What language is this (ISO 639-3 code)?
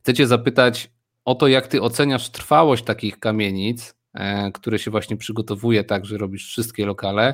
pol